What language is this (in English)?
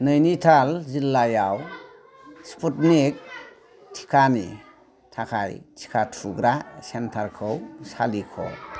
Bodo